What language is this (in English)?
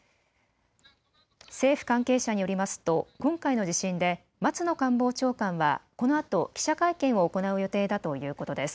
Japanese